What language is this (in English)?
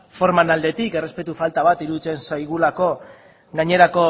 Basque